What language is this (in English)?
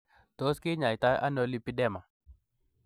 Kalenjin